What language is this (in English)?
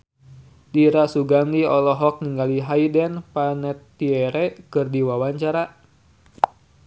Sundanese